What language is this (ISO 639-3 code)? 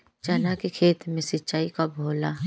bho